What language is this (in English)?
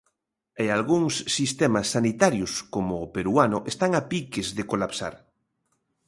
Galician